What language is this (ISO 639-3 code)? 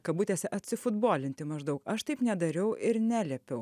lit